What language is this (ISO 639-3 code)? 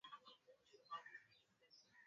swa